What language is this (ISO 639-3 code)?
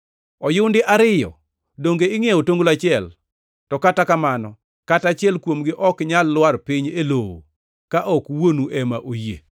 luo